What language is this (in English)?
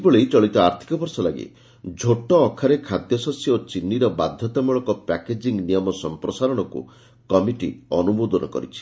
Odia